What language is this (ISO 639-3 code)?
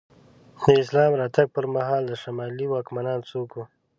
pus